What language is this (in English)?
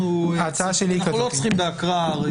Hebrew